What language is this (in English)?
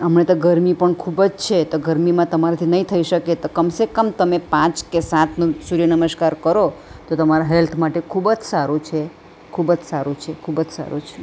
Gujarati